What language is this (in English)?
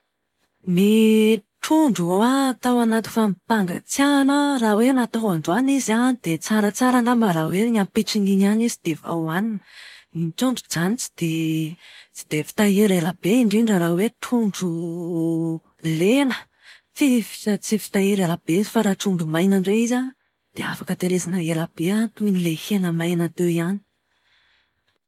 Malagasy